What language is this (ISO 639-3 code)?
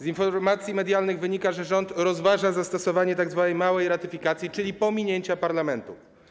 pol